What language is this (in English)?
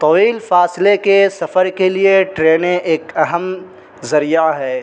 Urdu